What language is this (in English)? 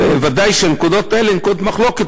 Hebrew